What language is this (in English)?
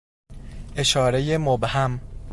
Persian